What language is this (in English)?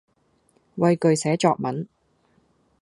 Cantonese